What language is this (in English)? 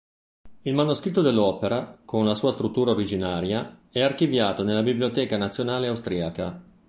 Italian